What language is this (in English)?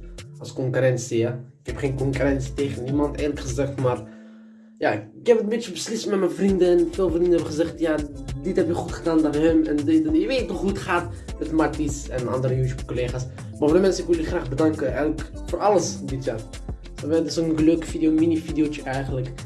Dutch